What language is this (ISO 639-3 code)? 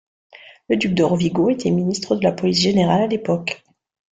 fra